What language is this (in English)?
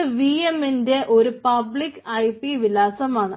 Malayalam